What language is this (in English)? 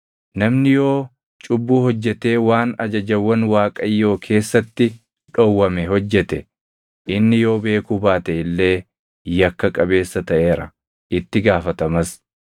Oromo